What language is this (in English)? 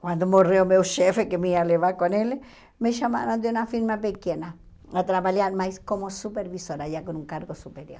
Portuguese